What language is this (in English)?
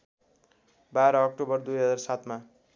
Nepali